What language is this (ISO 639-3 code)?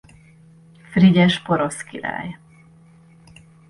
hun